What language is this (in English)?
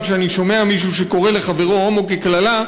Hebrew